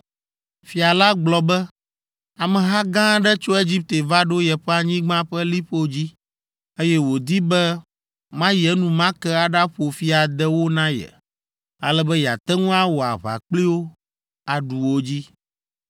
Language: Ewe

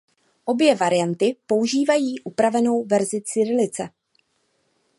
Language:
Czech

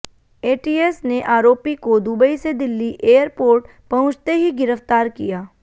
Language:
Hindi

